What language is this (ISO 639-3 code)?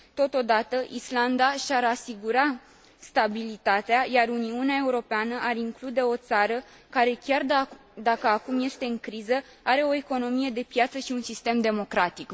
ron